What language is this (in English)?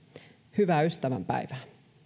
Finnish